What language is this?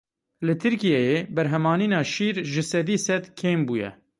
Kurdish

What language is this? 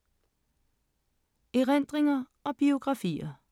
Danish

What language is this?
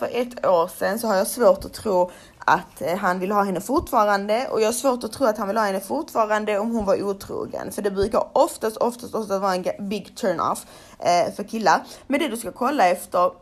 Swedish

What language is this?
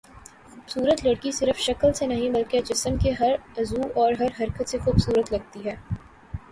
Urdu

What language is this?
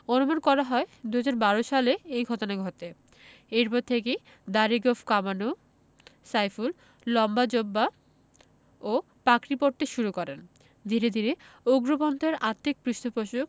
Bangla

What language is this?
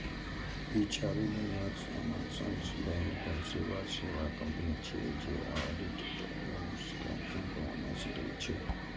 Maithili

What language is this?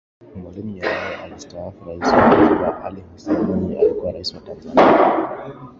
Swahili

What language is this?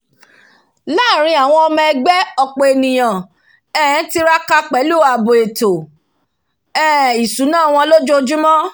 Yoruba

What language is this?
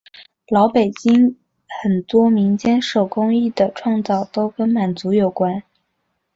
Chinese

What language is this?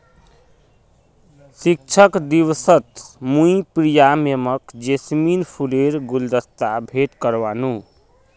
Magahi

